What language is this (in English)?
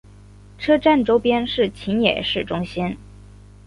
Chinese